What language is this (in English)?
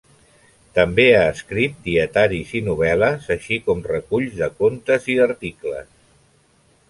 Catalan